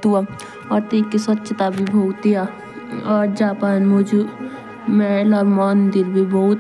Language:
Jaunsari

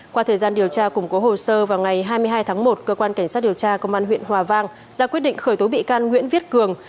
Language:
Vietnamese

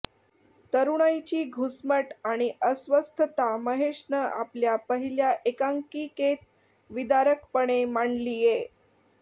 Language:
Marathi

